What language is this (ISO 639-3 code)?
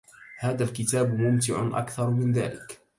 ara